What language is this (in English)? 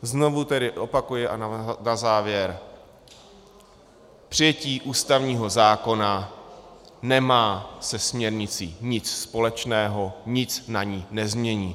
Czech